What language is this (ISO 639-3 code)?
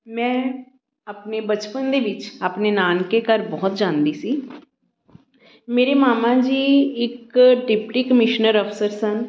pan